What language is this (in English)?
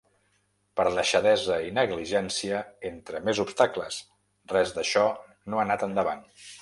Catalan